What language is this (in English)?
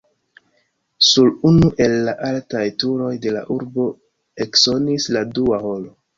Esperanto